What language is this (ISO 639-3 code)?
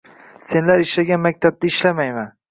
uzb